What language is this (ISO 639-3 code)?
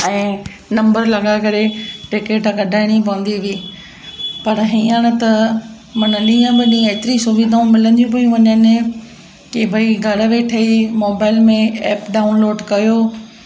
snd